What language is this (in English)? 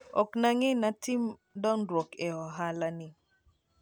Luo (Kenya and Tanzania)